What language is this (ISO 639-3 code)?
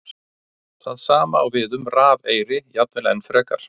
isl